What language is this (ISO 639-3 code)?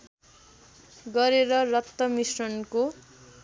nep